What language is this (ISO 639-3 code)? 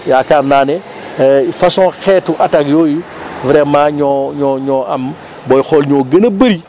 wol